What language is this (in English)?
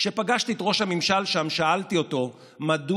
Hebrew